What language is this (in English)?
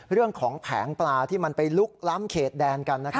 Thai